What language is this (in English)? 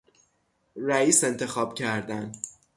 Persian